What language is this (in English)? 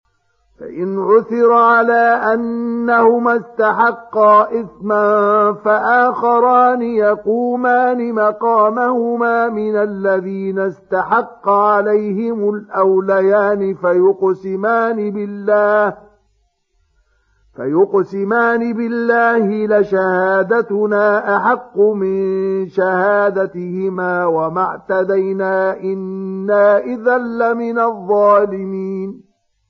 Arabic